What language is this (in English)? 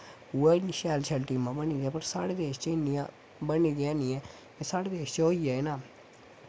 Dogri